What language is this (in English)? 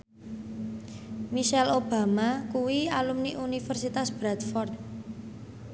Javanese